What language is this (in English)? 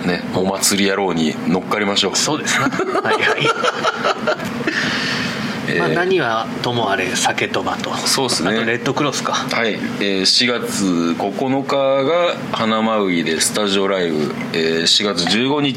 Japanese